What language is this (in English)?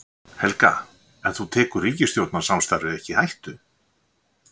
Icelandic